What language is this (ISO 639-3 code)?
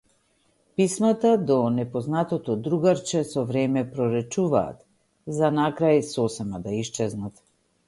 mkd